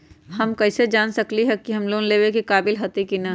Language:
Magahi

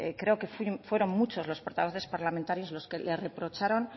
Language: Spanish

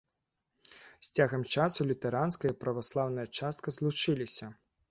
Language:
Belarusian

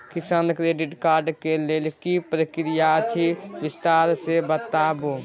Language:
Maithili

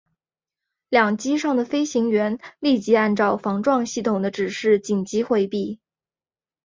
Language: Chinese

